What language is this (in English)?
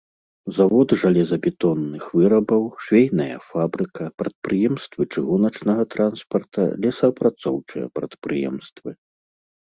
Belarusian